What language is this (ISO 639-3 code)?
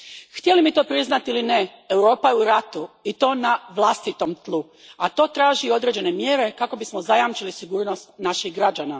hrv